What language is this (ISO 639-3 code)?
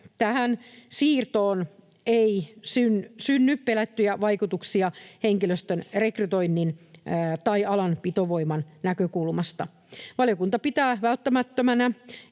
fin